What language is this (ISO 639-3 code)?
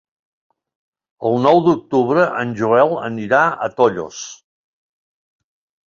cat